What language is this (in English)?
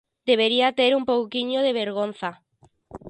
Galician